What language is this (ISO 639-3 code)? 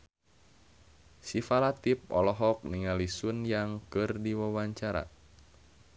sun